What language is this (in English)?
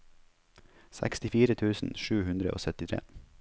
Norwegian